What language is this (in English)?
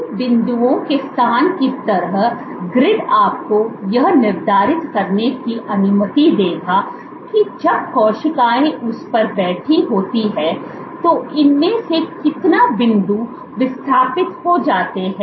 Hindi